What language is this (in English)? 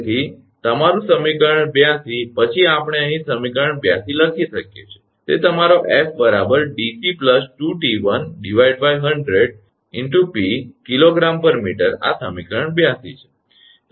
Gujarati